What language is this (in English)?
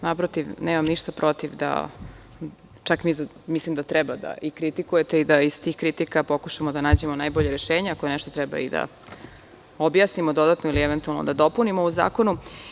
Serbian